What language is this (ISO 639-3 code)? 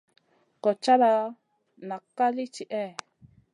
mcn